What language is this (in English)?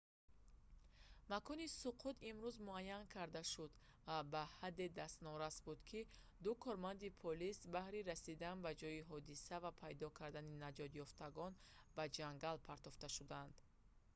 Tajik